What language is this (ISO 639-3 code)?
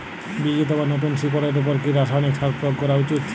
ben